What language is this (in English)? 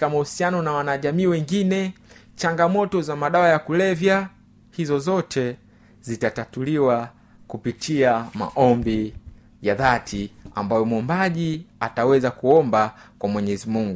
Swahili